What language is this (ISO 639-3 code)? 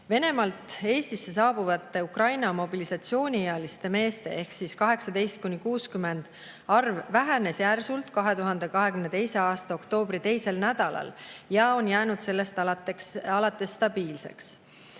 est